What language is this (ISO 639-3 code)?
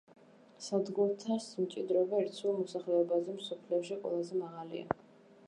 kat